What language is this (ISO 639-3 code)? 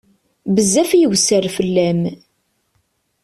kab